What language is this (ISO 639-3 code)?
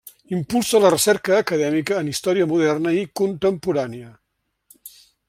cat